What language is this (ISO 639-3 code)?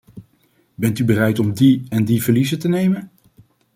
nld